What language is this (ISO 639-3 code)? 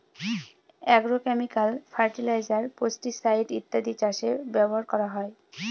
ben